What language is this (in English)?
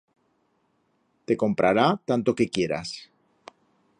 Aragonese